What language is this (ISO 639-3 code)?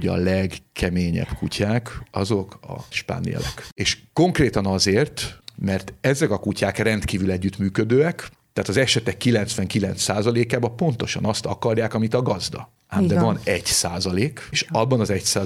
hun